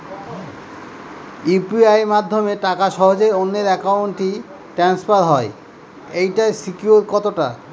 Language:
Bangla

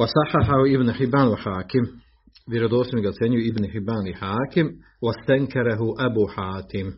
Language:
Croatian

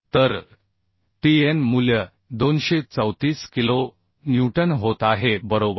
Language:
Marathi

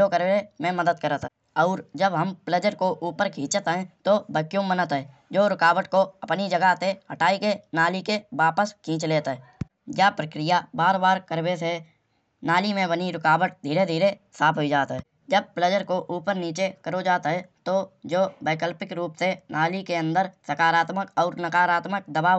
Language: Kanauji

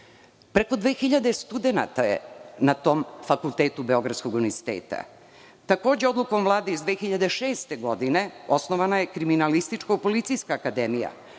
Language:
Serbian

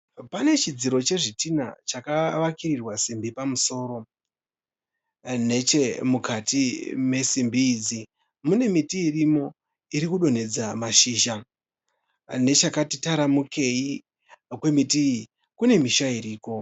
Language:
Shona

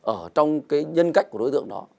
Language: Vietnamese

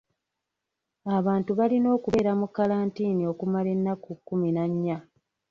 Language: Ganda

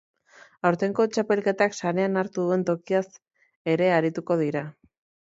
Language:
Basque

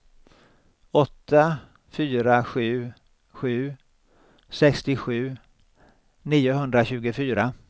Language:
Swedish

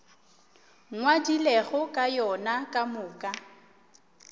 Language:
Northern Sotho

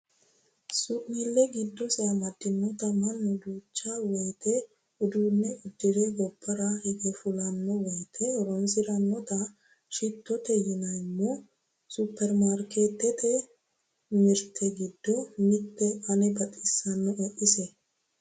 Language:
Sidamo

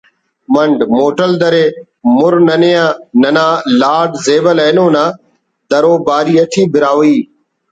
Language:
Brahui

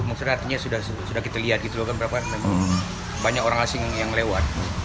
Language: Indonesian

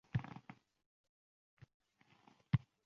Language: Uzbek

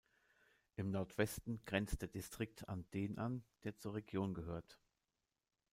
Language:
German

